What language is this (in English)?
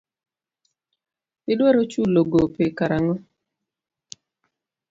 Luo (Kenya and Tanzania)